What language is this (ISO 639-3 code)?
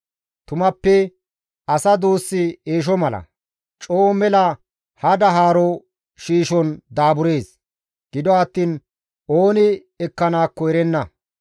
gmv